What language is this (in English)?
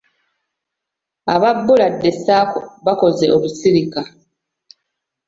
Ganda